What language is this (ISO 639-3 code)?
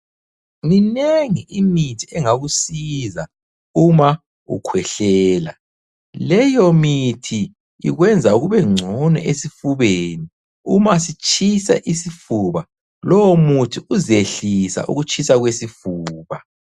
nde